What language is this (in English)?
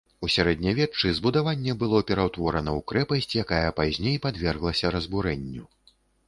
Belarusian